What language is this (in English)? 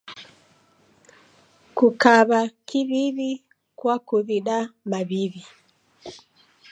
Taita